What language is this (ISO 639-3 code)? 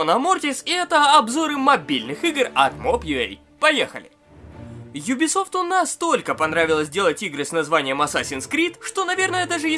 rus